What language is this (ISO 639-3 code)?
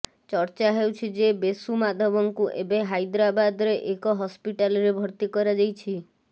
ori